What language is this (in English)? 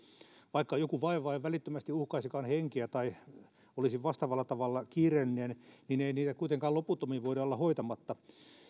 Finnish